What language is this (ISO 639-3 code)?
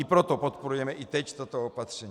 ces